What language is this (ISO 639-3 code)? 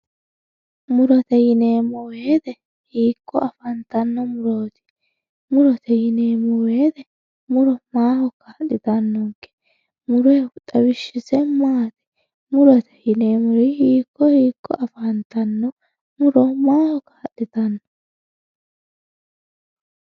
sid